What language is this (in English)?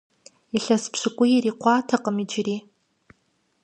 Kabardian